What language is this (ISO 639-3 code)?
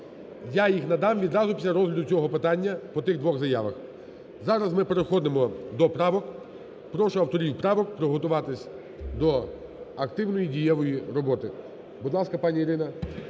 ukr